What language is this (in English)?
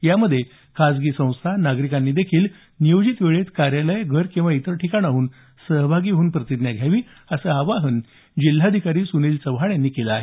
Marathi